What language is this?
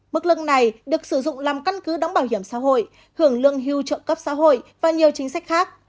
Vietnamese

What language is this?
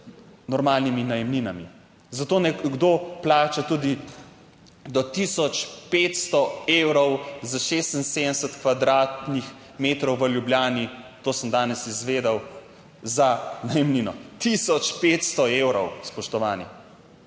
Slovenian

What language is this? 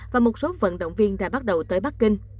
Vietnamese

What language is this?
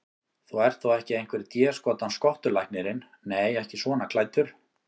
Icelandic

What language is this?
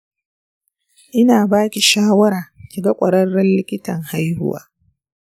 Hausa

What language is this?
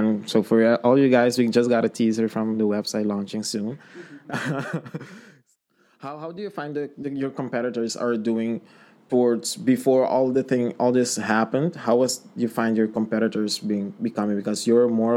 English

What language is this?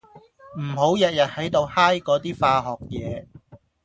Cantonese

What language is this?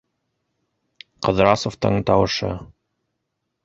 Bashkir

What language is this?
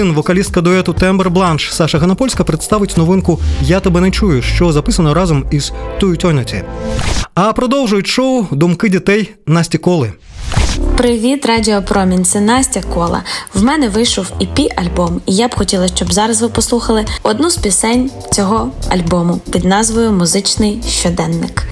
Ukrainian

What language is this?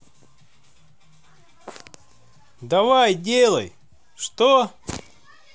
Russian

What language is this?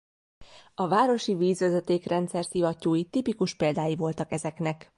Hungarian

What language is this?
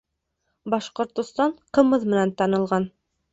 Bashkir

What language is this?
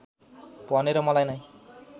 Nepali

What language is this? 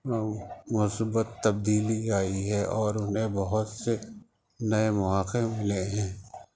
Urdu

